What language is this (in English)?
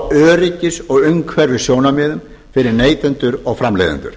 Icelandic